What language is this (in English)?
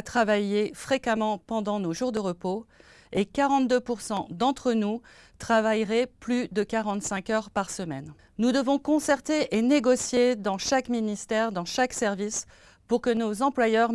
French